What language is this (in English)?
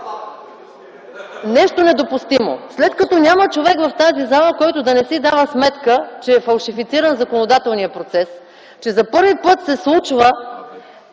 Bulgarian